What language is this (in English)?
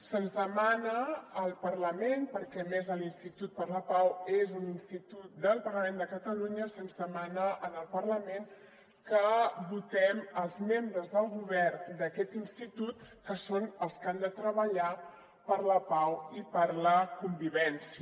Catalan